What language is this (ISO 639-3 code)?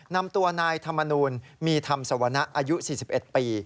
tha